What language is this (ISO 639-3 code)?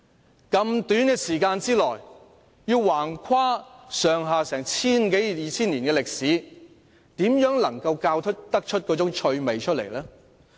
yue